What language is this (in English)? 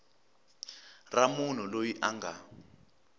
Tsonga